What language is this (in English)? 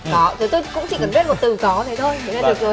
Vietnamese